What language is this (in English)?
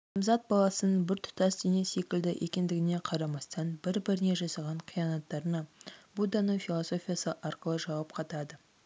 Kazakh